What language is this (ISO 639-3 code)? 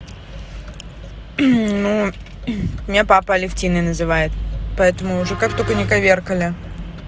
rus